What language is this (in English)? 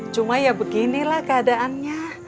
Indonesian